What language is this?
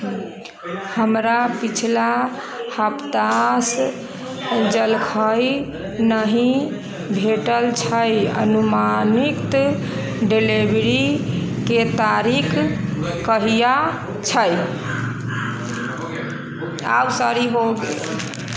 Maithili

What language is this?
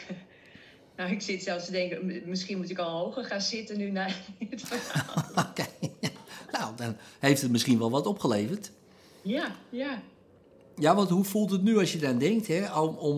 Dutch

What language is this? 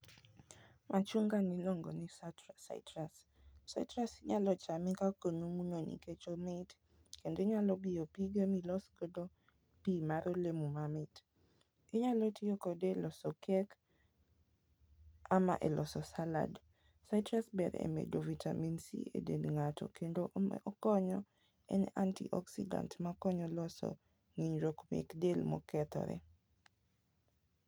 Luo (Kenya and Tanzania)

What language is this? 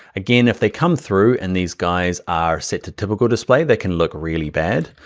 English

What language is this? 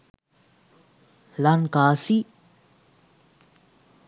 Sinhala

